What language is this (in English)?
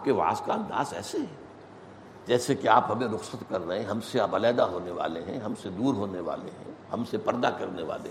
Urdu